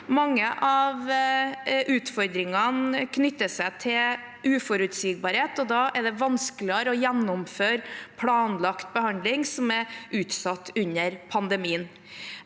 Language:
Norwegian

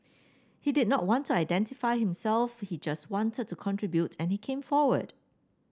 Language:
English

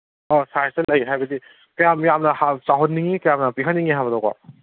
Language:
Manipuri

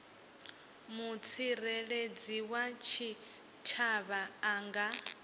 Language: Venda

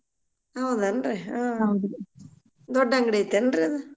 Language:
Kannada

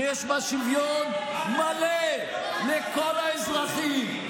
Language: Hebrew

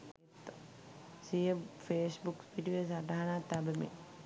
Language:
Sinhala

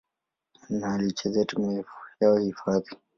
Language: Swahili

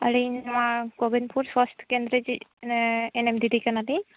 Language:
Santali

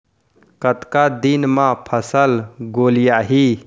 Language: Chhattisgarhi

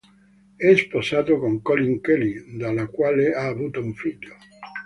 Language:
Italian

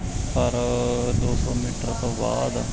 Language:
Punjabi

